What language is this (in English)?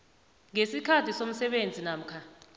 South Ndebele